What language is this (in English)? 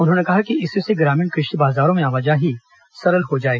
Hindi